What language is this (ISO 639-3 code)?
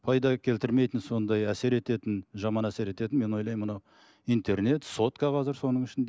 kaz